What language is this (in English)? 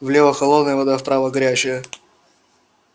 Russian